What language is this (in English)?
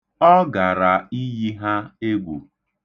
Igbo